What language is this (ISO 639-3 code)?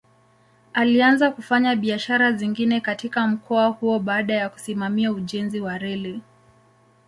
swa